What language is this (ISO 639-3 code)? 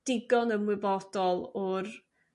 cym